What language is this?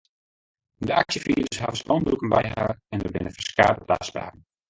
Western Frisian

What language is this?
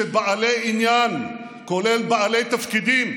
Hebrew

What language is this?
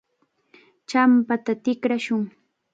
Cajatambo North Lima Quechua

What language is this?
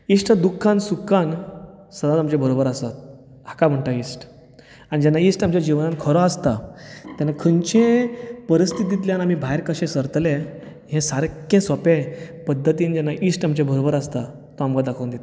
Konkani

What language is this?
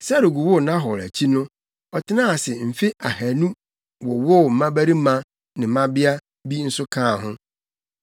Akan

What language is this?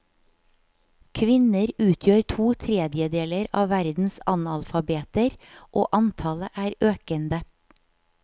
Norwegian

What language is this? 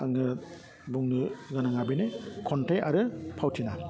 Bodo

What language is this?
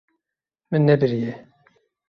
Kurdish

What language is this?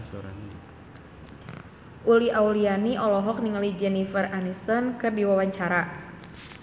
Sundanese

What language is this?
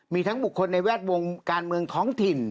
Thai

